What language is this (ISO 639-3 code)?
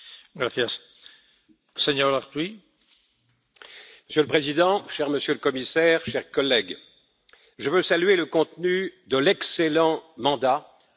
fra